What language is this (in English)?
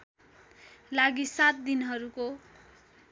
Nepali